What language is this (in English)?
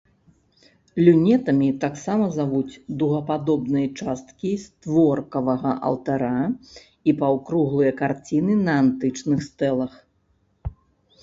Belarusian